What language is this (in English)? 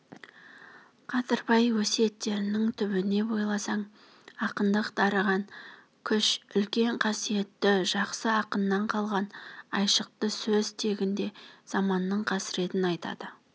Kazakh